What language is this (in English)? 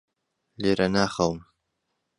Central Kurdish